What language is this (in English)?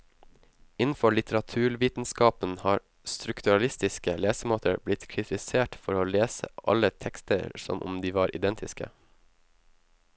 Norwegian